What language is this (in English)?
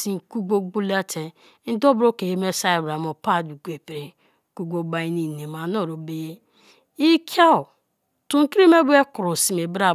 Kalabari